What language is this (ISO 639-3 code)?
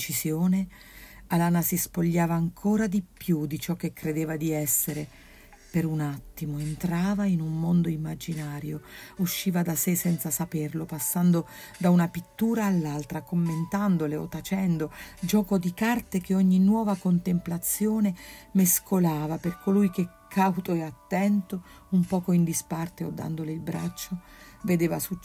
ita